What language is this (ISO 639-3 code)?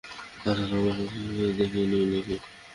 ben